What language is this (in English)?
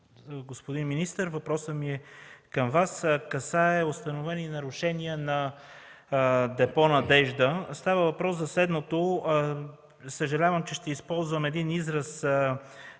Bulgarian